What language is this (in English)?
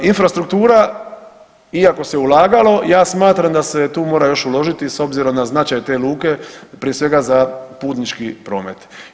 Croatian